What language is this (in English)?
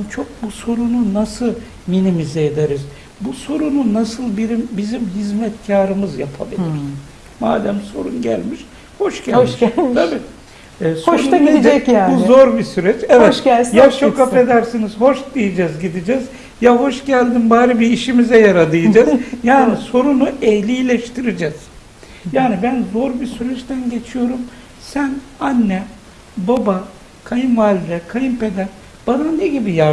Turkish